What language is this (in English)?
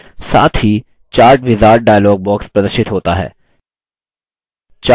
Hindi